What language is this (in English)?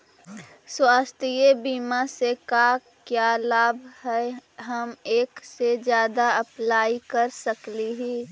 Magahi